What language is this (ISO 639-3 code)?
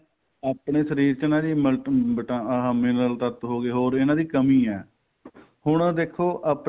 pan